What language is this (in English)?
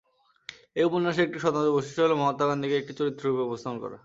Bangla